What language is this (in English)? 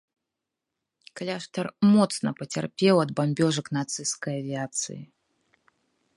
Belarusian